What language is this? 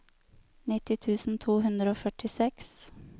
Norwegian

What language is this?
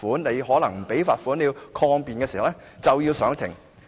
Cantonese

